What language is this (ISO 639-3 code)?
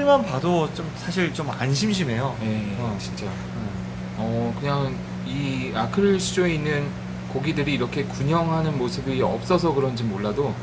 kor